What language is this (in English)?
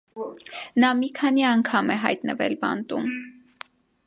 Armenian